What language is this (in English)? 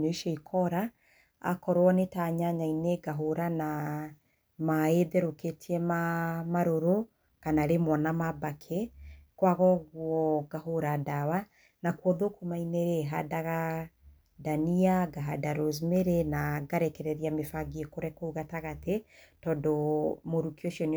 Kikuyu